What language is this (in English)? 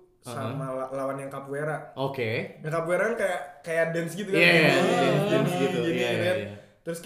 Indonesian